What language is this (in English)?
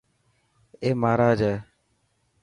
Dhatki